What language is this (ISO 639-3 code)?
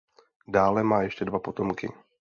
ces